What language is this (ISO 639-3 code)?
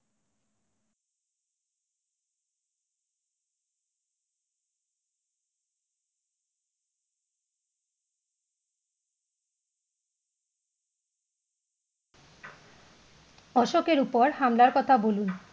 ben